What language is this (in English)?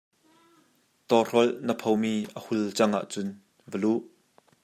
Hakha Chin